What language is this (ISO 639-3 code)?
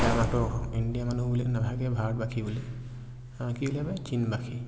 asm